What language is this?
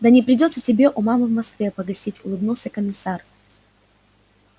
Russian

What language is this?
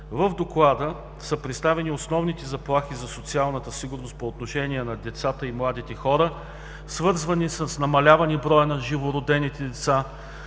Bulgarian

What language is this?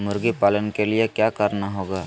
Magahi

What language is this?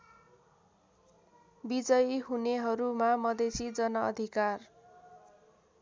Nepali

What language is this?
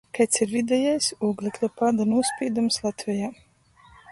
Latgalian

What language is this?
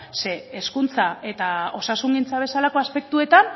Basque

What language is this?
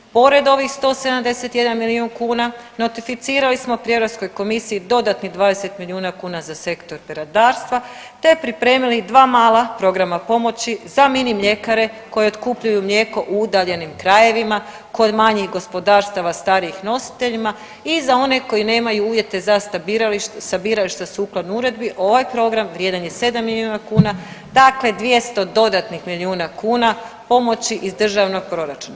Croatian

